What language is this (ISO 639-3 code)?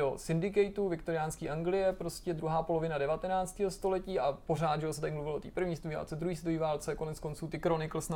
ces